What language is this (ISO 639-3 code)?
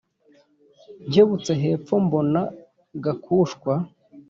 kin